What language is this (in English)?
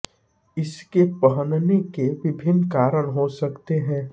Hindi